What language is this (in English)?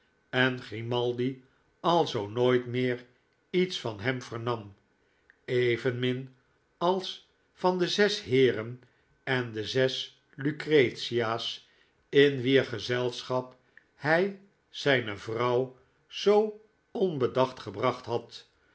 Dutch